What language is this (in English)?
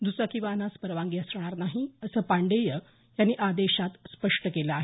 Marathi